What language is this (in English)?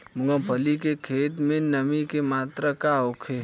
Bhojpuri